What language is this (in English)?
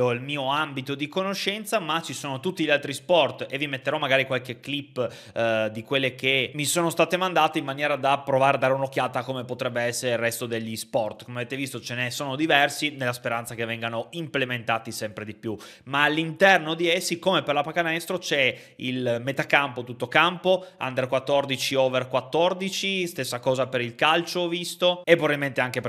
Italian